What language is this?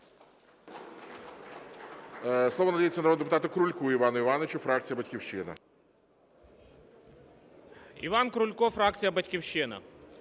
Ukrainian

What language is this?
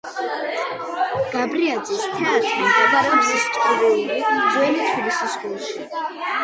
Georgian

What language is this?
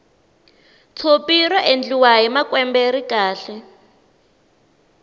Tsonga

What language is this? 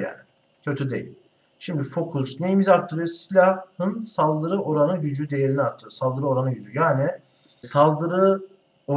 Turkish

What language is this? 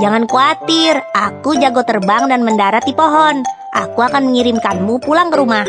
Indonesian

